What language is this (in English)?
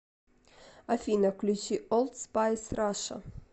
Russian